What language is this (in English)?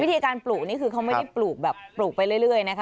Thai